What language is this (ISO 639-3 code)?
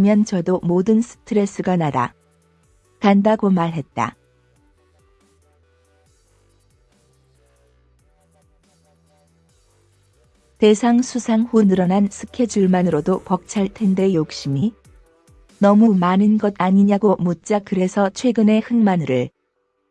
kor